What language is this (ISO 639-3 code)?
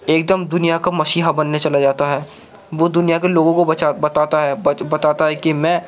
urd